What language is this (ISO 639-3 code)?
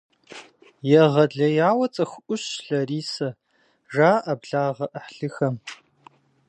kbd